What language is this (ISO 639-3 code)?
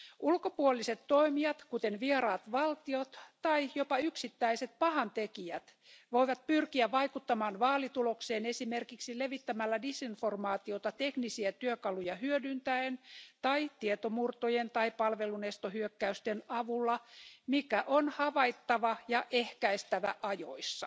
fin